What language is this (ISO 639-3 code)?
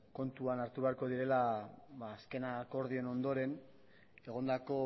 eus